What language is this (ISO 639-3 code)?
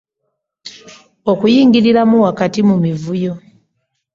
lug